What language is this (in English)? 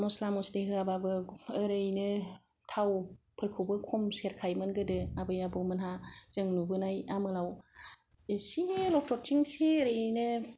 Bodo